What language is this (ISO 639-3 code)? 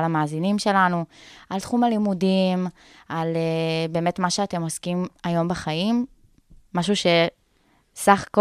heb